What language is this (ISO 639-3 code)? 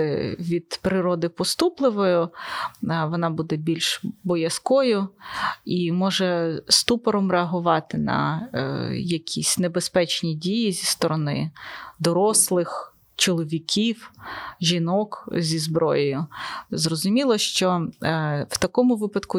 ukr